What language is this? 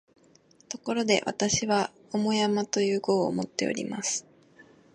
Japanese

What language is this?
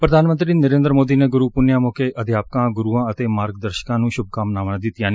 Punjabi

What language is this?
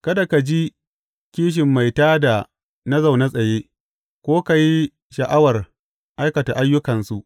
Hausa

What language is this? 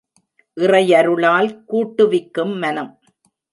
Tamil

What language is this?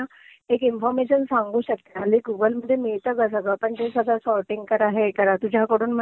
Marathi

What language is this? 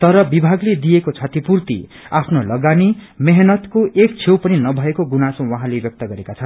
Nepali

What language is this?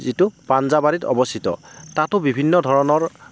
Assamese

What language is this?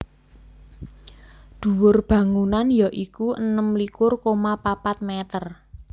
Javanese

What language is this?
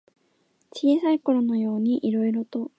Japanese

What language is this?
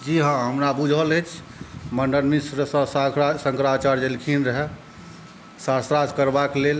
Maithili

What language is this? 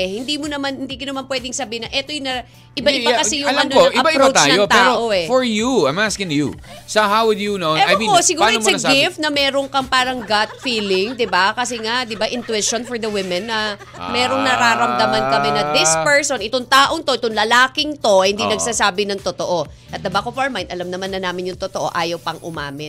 Filipino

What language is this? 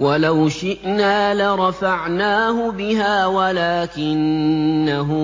Arabic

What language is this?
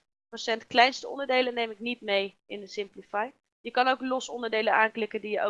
Dutch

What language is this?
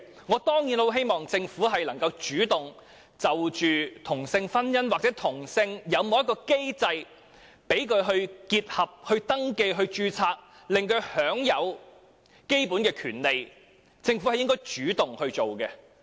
Cantonese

